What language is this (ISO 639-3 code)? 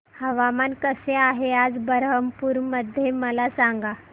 mar